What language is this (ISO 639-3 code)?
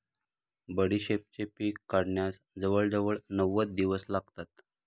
mar